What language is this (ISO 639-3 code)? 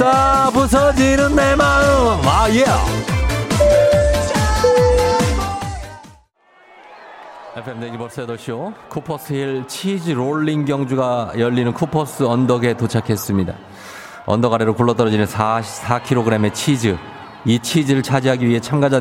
kor